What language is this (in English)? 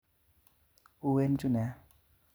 Kalenjin